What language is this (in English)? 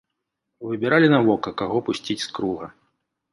Belarusian